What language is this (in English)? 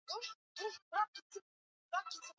Swahili